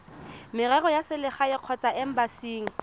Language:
Tswana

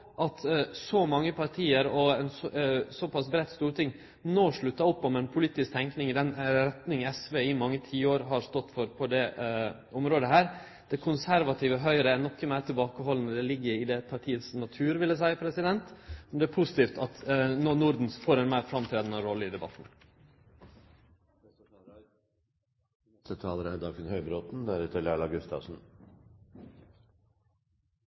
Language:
Norwegian Nynorsk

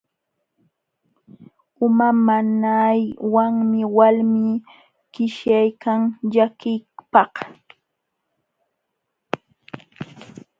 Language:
Jauja Wanca Quechua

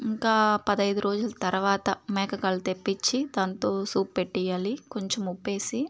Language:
Telugu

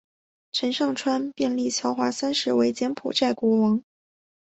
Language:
Chinese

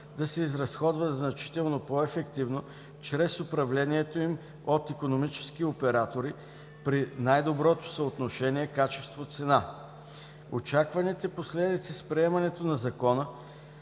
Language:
Bulgarian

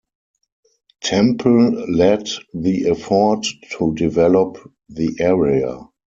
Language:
English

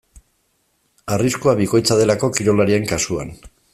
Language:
Basque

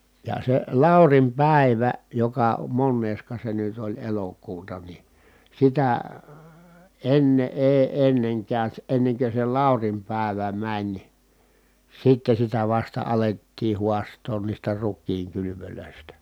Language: Finnish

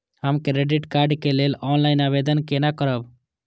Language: Maithili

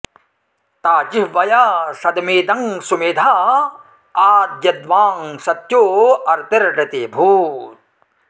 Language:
Sanskrit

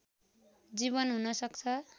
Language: Nepali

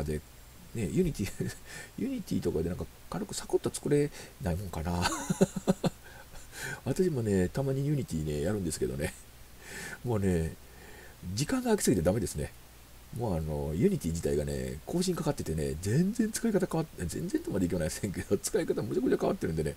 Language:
Japanese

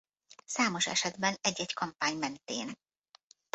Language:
Hungarian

